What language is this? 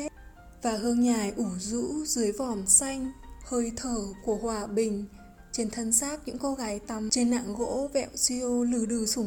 Vietnamese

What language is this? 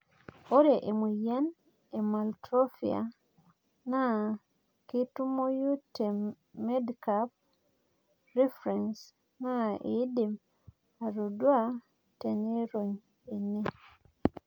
Masai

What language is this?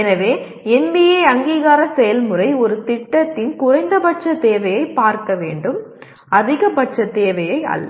Tamil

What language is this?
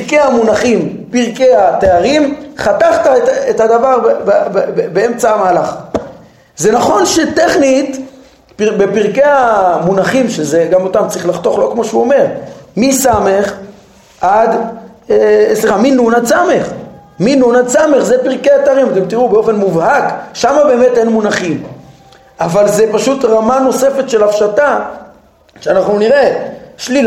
Hebrew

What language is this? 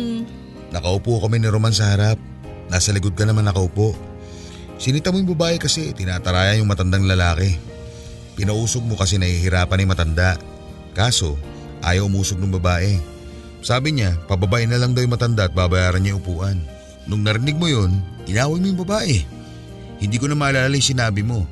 Filipino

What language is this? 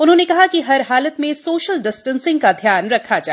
Hindi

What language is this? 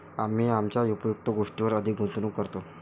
Marathi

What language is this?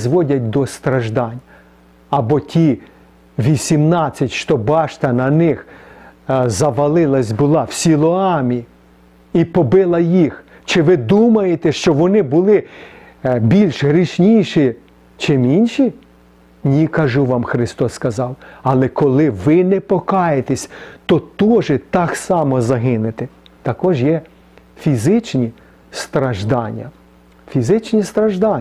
Ukrainian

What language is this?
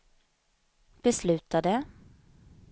Swedish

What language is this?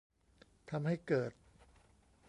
Thai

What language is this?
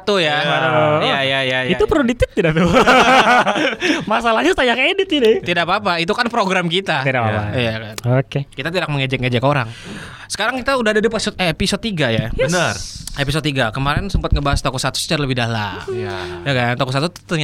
Indonesian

